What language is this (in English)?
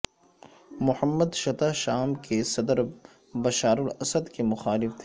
Urdu